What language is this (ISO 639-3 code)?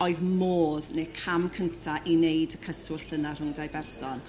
cym